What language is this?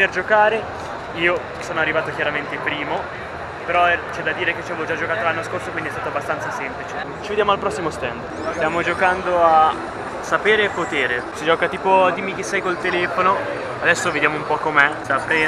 Italian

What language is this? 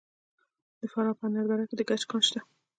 Pashto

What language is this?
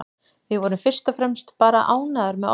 Icelandic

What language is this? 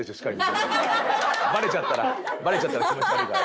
Japanese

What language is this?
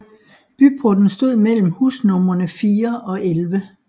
Danish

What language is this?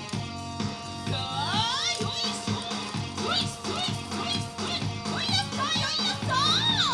Japanese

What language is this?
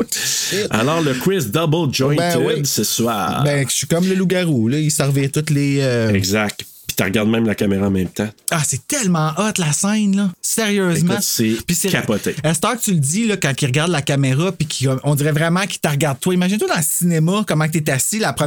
French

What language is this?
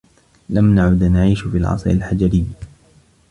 Arabic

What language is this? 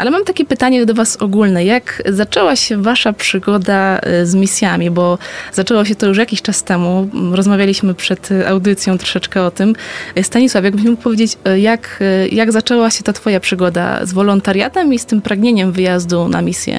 Polish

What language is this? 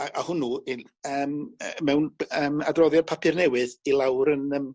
Welsh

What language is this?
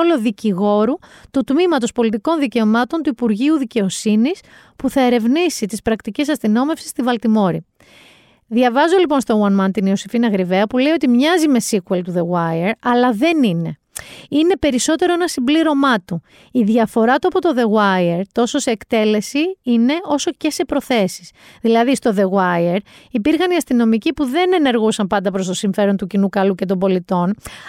Greek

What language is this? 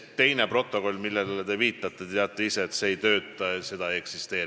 Estonian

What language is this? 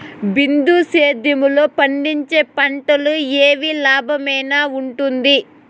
Telugu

